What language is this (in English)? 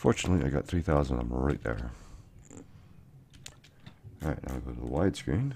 English